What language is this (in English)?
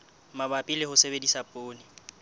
Southern Sotho